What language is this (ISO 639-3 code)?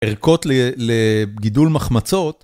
heb